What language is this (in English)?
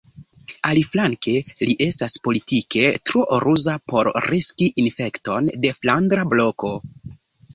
Esperanto